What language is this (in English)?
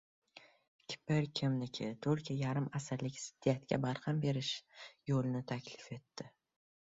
Uzbek